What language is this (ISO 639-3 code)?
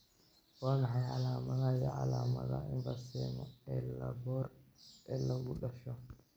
som